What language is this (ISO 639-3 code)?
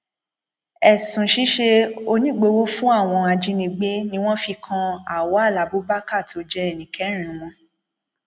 yor